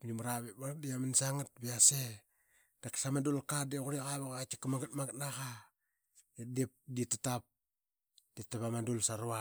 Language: Qaqet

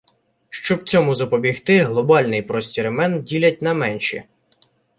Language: Ukrainian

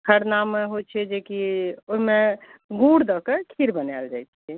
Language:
Maithili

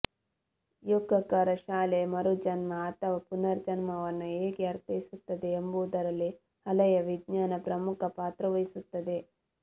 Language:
Kannada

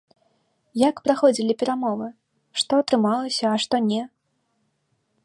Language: Belarusian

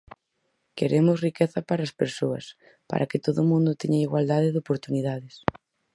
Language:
Galician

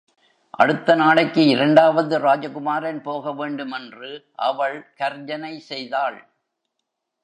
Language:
Tamil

